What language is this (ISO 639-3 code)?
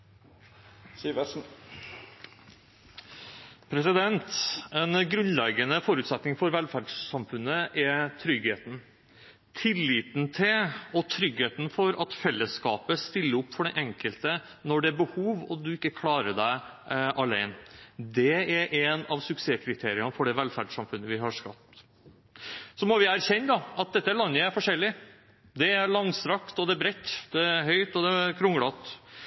nor